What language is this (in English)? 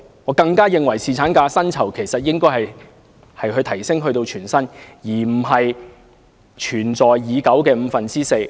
Cantonese